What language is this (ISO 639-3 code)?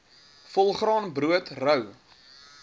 afr